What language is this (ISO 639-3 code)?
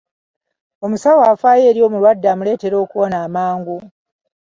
lug